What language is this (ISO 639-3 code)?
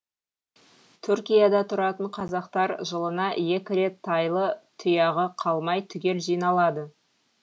kaz